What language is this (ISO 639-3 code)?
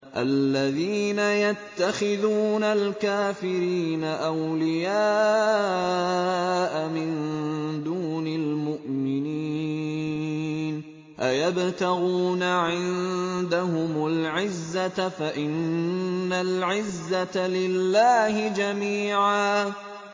ara